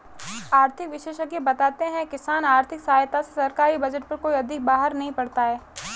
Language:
Hindi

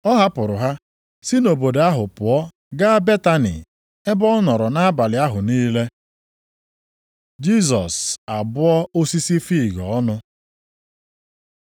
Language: Igbo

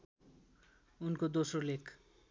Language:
Nepali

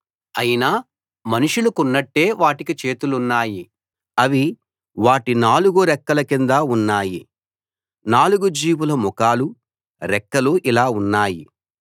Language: Telugu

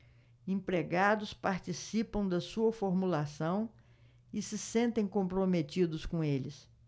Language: Portuguese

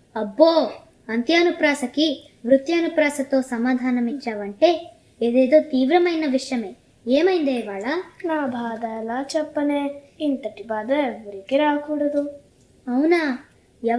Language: Telugu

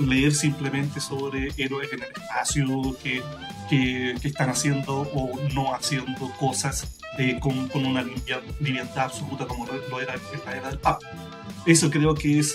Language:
Spanish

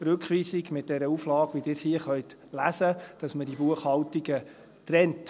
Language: Swiss German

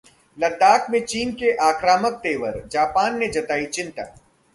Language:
Hindi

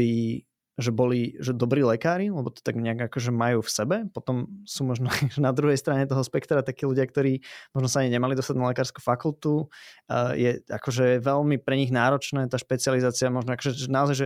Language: Slovak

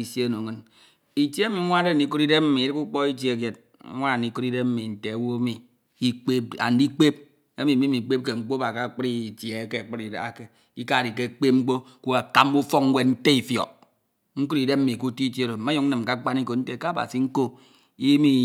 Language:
Ito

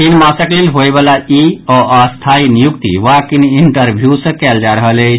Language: Maithili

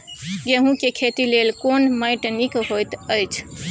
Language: Maithili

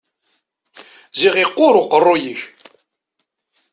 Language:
Kabyle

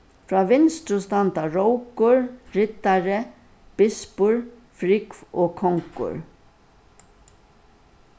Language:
Faroese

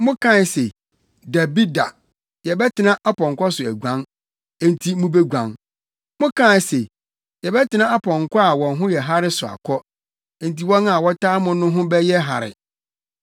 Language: Akan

